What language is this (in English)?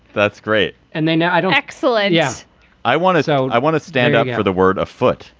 English